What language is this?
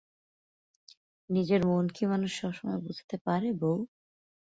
Bangla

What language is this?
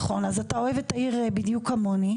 Hebrew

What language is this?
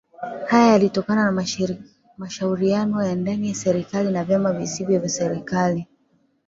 Swahili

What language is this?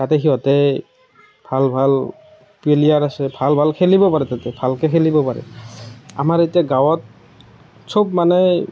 Assamese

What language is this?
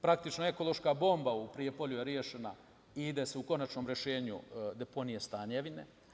Serbian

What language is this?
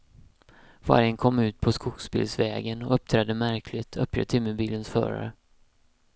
Swedish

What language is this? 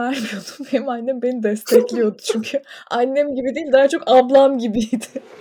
Turkish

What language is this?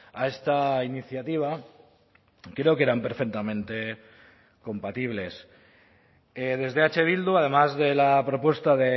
Spanish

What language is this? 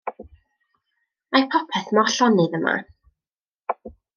Welsh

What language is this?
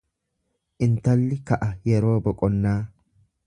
Oromo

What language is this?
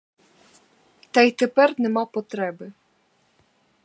Ukrainian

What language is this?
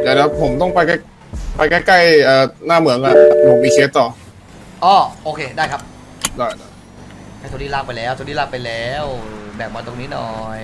Thai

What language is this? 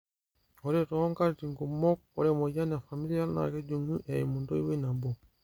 Masai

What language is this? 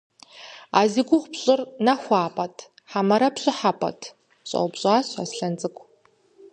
Kabardian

